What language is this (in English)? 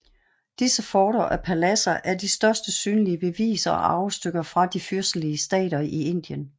Danish